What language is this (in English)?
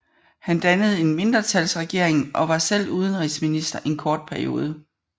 Danish